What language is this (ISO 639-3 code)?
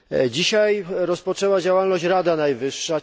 pol